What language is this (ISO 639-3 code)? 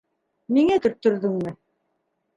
bak